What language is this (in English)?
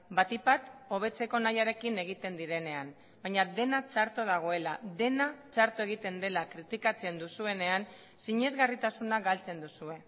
Basque